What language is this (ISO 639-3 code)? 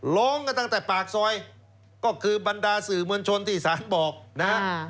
tha